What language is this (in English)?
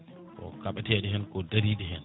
Fula